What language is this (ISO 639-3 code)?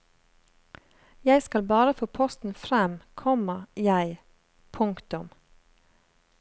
nor